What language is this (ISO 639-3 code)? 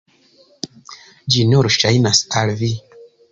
epo